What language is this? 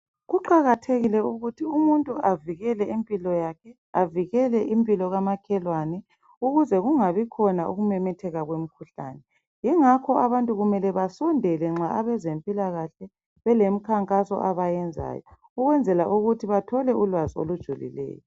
North Ndebele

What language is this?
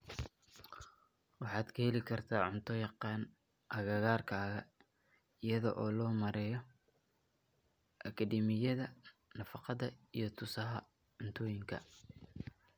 Somali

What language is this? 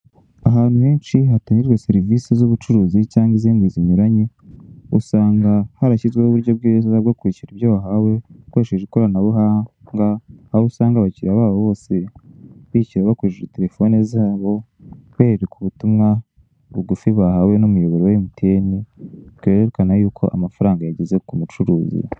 Kinyarwanda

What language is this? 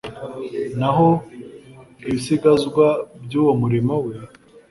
Kinyarwanda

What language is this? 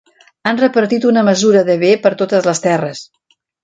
Catalan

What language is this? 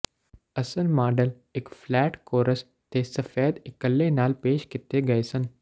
Punjabi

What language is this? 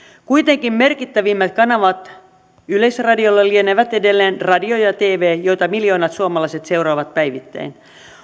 Finnish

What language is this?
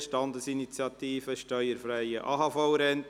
Swiss German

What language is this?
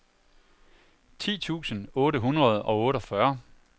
Danish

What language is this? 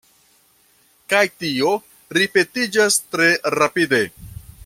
Esperanto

